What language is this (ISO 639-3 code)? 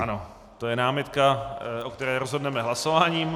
ces